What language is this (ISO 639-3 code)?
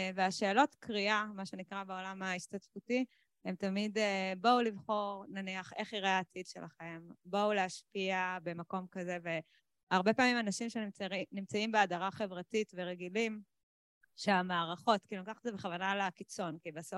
heb